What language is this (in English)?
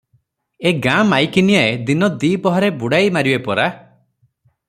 Odia